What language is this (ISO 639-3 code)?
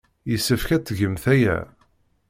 kab